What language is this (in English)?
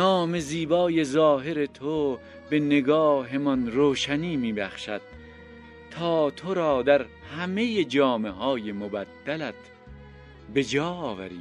Persian